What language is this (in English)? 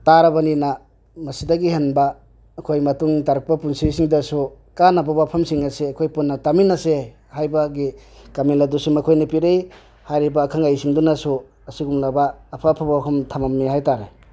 Manipuri